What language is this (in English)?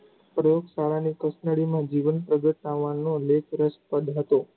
Gujarati